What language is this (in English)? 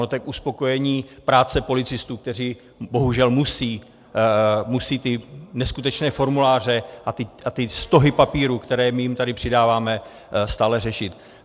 Czech